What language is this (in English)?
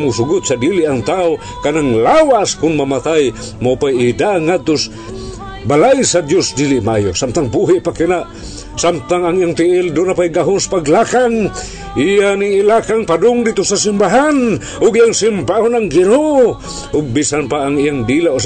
Filipino